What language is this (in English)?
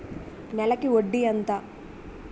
Telugu